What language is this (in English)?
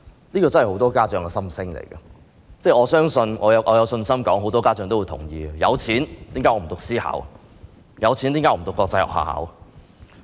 Cantonese